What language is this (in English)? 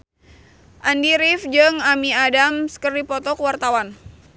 Sundanese